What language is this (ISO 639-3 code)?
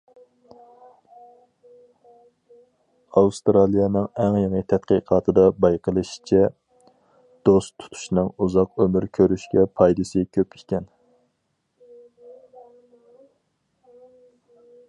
uig